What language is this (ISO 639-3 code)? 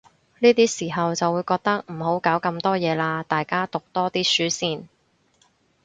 yue